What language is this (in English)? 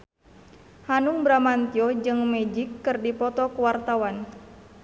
Sundanese